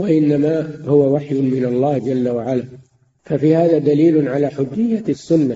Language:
Arabic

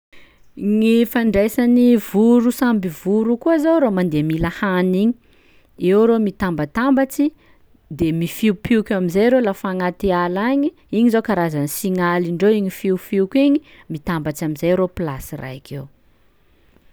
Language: Sakalava Malagasy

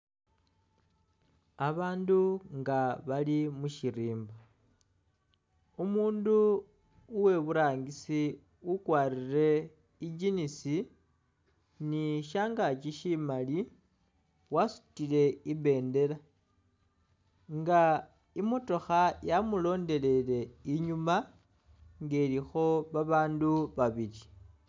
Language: Masaaba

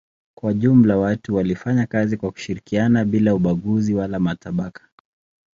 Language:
Swahili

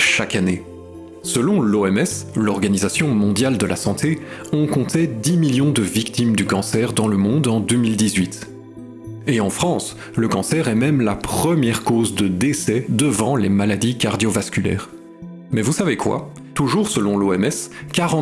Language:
French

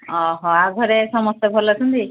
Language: Odia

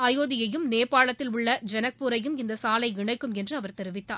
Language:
Tamil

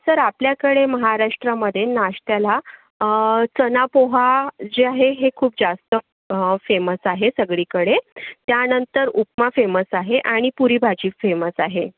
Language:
Marathi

